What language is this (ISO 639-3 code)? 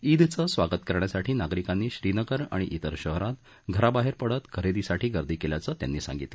mar